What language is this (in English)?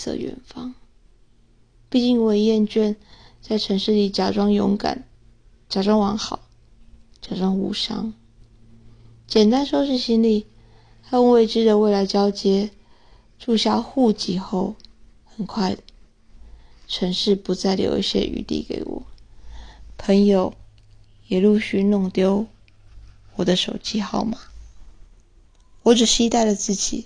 Chinese